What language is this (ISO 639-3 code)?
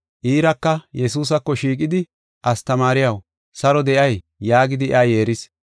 gof